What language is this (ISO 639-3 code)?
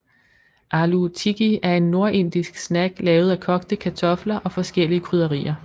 dan